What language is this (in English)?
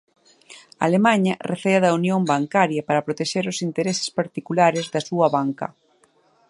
Galician